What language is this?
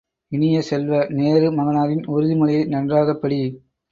Tamil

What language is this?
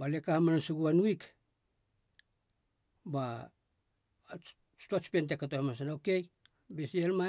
Halia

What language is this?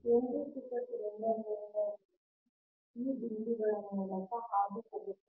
Kannada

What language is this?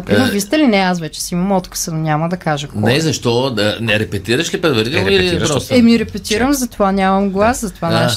Bulgarian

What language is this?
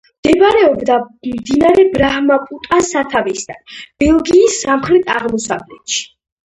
Georgian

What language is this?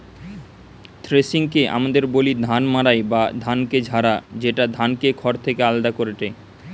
Bangla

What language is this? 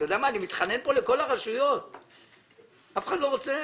Hebrew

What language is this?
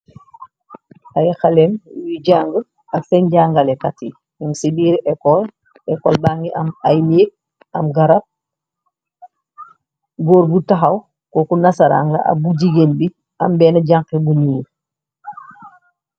Wolof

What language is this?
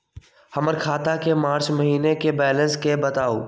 Magahi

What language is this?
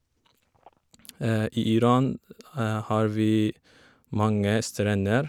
Norwegian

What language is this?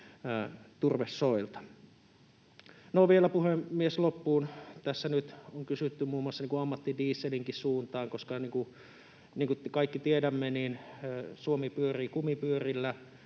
Finnish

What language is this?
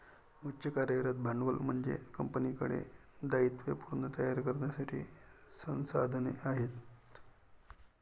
Marathi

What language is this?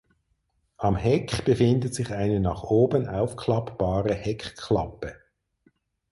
German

